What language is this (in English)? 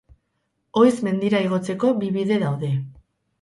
Basque